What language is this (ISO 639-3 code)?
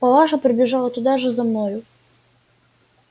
rus